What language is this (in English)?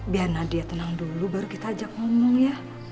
Indonesian